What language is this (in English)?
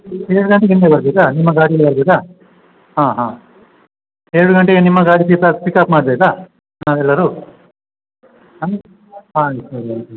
Kannada